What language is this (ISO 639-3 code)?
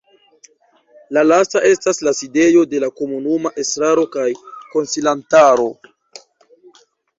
epo